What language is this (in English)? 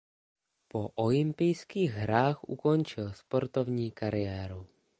Czech